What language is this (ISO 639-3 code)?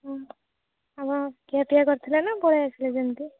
ori